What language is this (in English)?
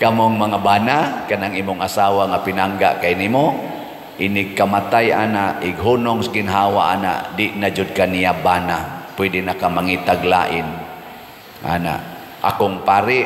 Filipino